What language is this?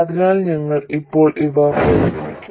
Malayalam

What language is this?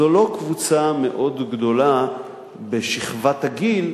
Hebrew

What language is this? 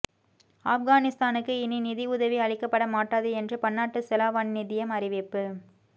Tamil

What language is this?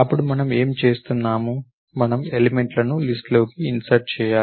Telugu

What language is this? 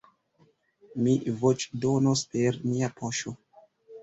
Esperanto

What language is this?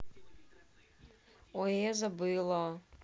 Russian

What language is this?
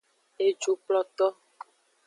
Aja (Benin)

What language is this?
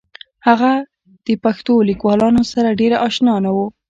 Pashto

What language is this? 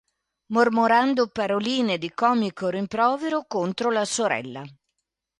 Italian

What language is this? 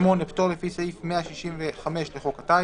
Hebrew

